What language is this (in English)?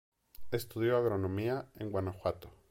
Spanish